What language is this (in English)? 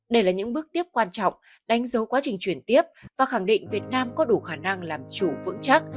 Vietnamese